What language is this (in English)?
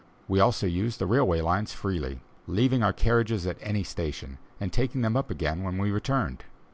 English